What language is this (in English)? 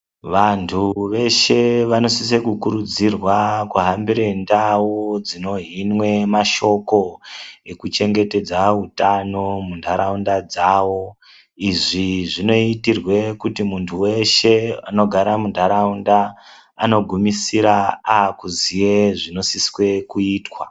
Ndau